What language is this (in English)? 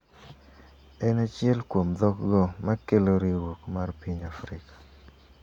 Luo (Kenya and Tanzania)